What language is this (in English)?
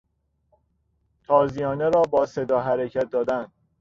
Persian